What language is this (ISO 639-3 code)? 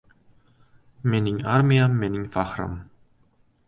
uzb